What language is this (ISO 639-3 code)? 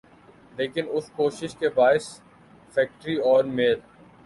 urd